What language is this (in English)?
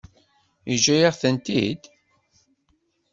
Kabyle